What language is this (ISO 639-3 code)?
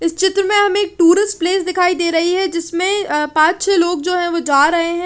hin